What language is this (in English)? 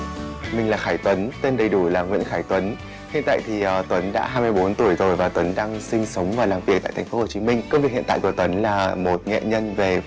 Vietnamese